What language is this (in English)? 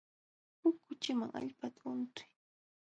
Jauja Wanca Quechua